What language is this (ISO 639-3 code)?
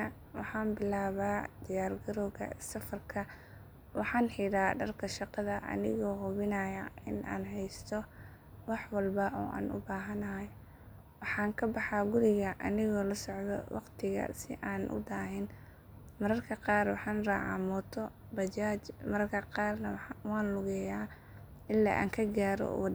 som